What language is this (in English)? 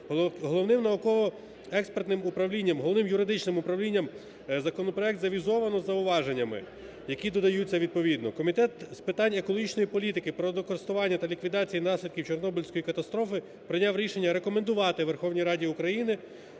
Ukrainian